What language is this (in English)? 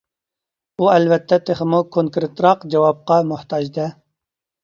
Uyghur